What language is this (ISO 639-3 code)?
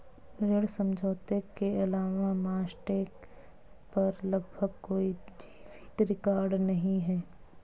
hin